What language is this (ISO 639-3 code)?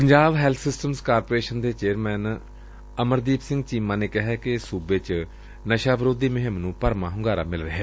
pan